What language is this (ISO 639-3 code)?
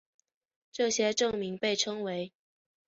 zho